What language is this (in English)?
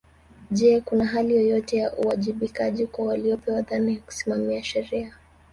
Swahili